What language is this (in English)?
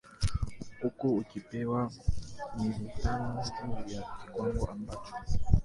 Swahili